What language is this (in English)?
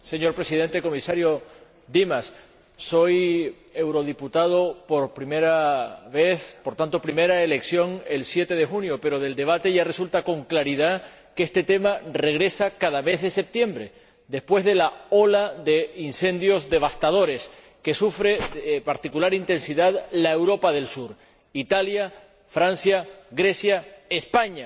Spanish